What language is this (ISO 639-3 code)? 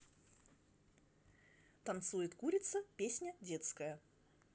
rus